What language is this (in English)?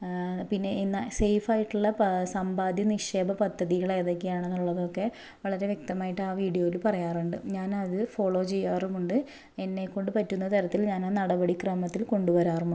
Malayalam